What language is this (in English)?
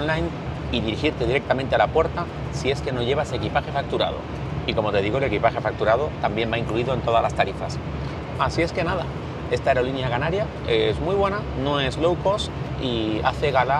Spanish